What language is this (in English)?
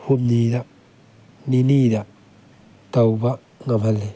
Manipuri